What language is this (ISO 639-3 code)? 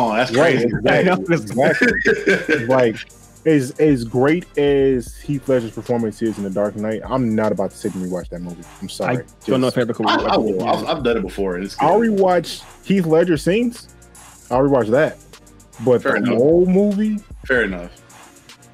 eng